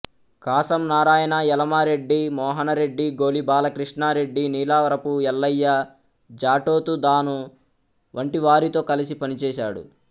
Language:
Telugu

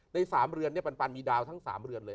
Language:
Thai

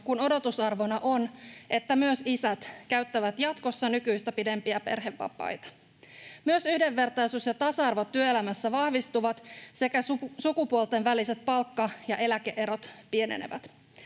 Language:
Finnish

